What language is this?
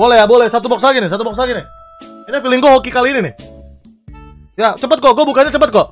Indonesian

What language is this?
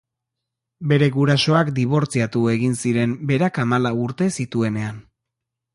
Basque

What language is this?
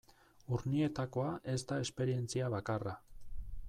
Basque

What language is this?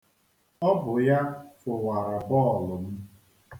Igbo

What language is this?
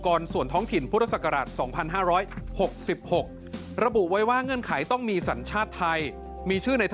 Thai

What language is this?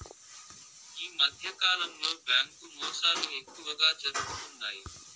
Telugu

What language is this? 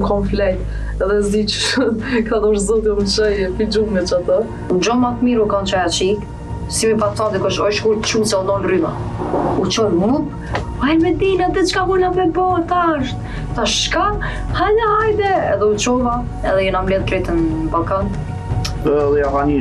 Romanian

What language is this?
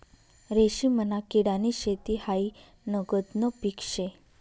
Marathi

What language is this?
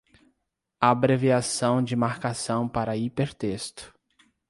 Portuguese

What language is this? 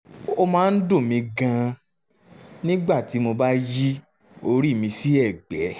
Yoruba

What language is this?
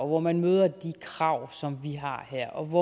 Danish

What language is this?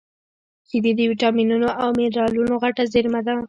Pashto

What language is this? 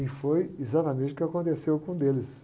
Portuguese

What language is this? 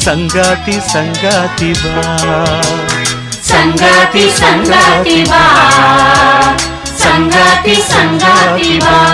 Kannada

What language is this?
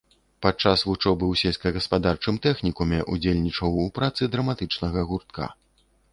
Belarusian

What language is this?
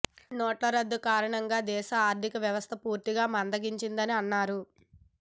Telugu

